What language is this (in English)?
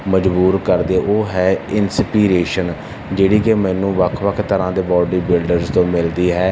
Punjabi